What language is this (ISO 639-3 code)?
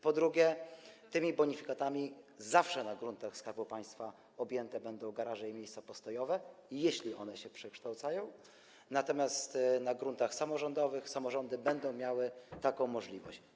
pol